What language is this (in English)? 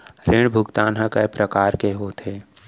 Chhattisgarhi